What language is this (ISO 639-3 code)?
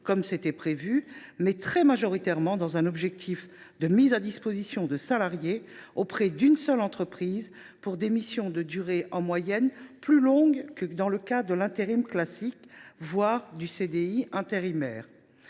fra